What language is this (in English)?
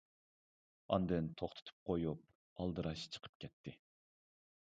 Uyghur